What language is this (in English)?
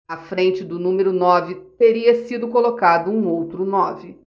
Portuguese